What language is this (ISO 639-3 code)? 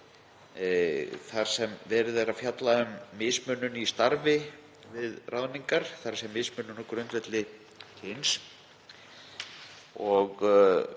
isl